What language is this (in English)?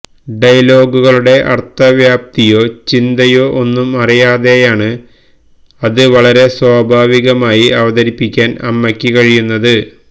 Malayalam